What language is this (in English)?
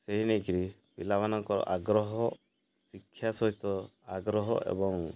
Odia